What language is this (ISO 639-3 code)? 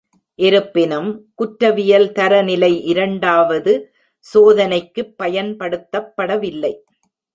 tam